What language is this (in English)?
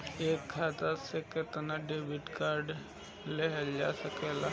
Bhojpuri